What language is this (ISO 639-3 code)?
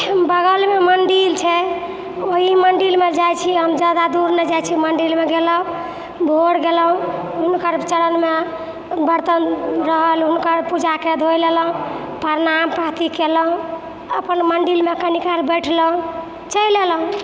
mai